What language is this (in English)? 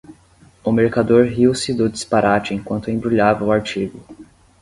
Portuguese